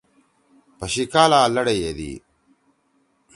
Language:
Torwali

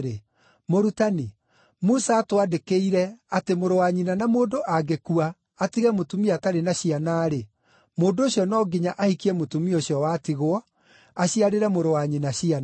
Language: Kikuyu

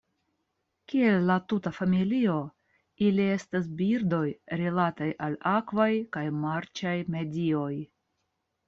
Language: Esperanto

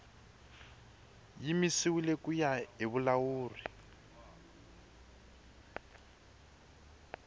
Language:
Tsonga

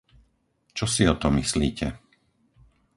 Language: Slovak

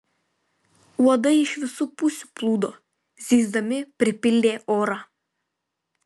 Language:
Lithuanian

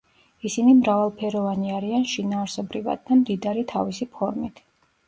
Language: Georgian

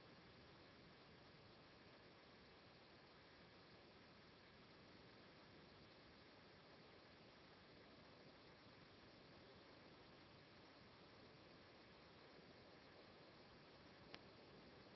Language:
Italian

